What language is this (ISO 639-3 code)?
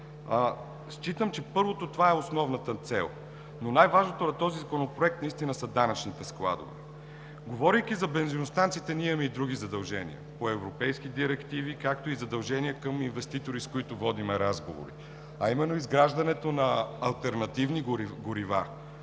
bul